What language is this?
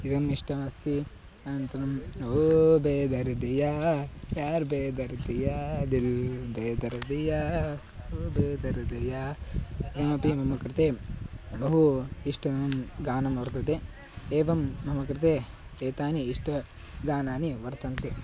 Sanskrit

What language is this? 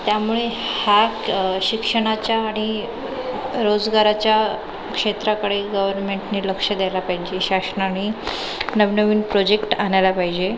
Marathi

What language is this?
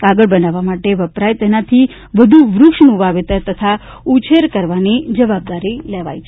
Gujarati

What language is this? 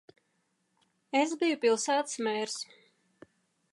Latvian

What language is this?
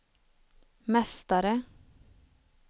Swedish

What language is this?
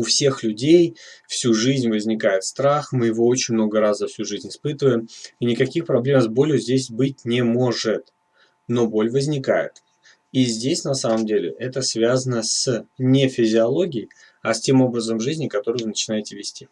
Russian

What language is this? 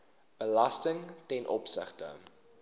Afrikaans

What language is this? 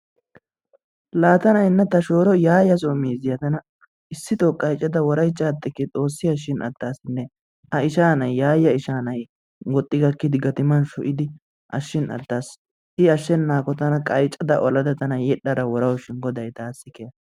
Wolaytta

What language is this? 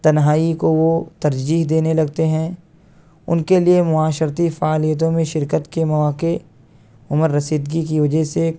Urdu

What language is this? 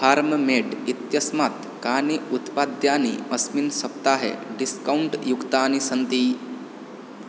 Sanskrit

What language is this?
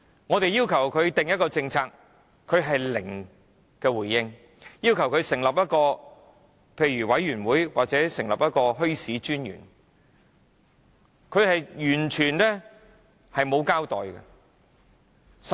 Cantonese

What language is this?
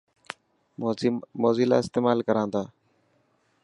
Dhatki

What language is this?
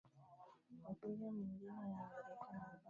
Swahili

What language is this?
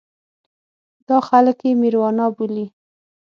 Pashto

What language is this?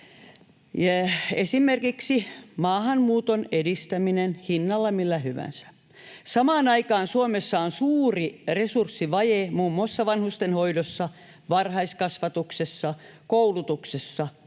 Finnish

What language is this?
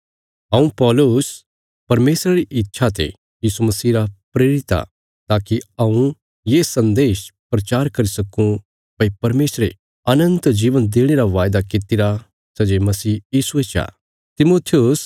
Bilaspuri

